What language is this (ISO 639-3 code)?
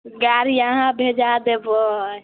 mai